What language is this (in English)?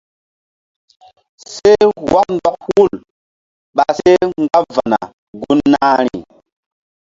Mbum